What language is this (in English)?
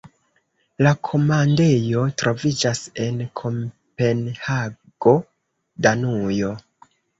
Esperanto